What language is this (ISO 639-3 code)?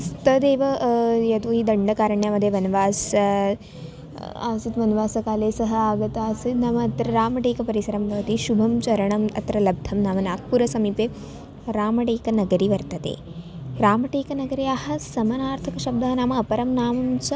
san